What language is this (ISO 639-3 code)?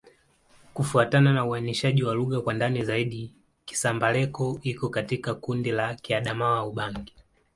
swa